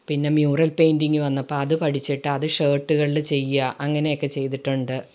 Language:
Malayalam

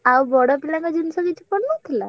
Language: Odia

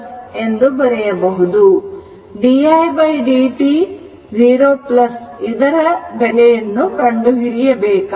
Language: Kannada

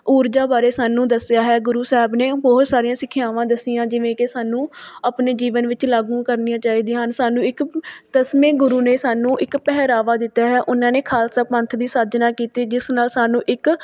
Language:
Punjabi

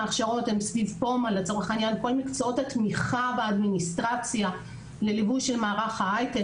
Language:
Hebrew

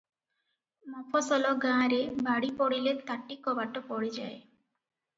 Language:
Odia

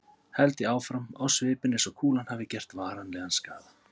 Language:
Icelandic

